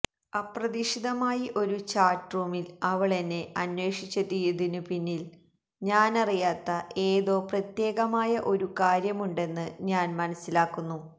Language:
Malayalam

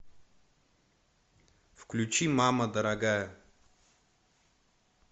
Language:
Russian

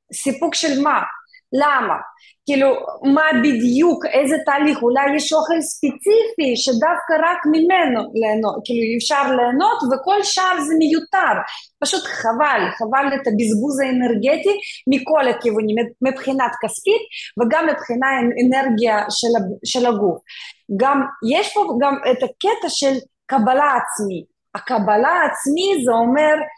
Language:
Hebrew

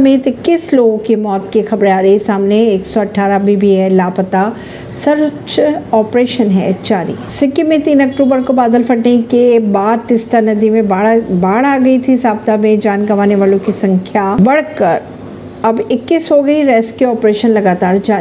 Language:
Hindi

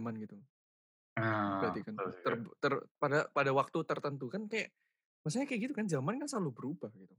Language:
Indonesian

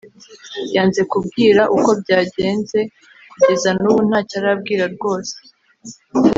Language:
Kinyarwanda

